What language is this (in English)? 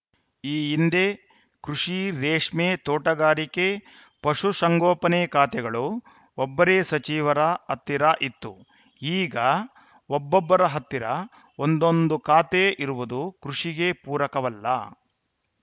Kannada